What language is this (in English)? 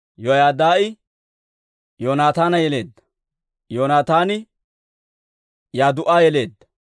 Dawro